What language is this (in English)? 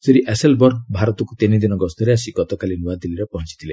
Odia